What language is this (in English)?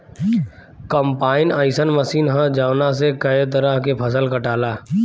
Bhojpuri